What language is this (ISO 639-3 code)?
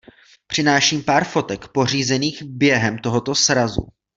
ces